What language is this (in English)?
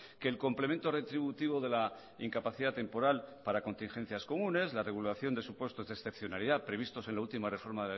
Spanish